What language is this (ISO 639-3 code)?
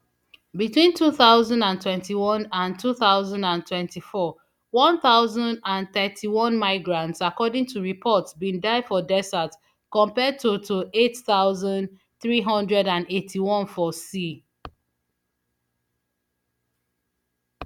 pcm